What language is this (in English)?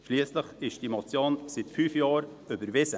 Swiss German